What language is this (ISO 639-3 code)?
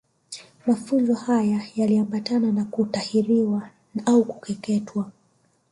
swa